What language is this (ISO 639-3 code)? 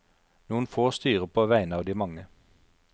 nor